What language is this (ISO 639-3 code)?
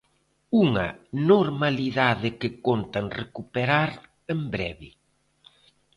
glg